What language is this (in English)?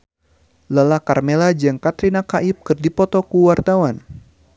Sundanese